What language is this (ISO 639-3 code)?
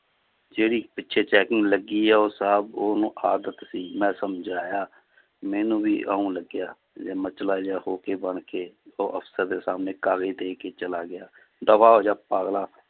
pan